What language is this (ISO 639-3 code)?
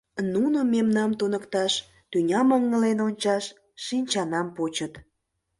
chm